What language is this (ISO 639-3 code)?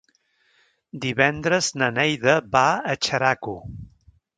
cat